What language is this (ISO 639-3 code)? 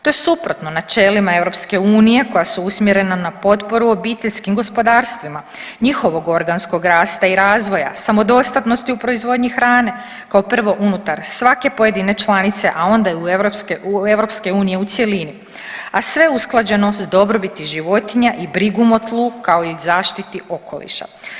hrv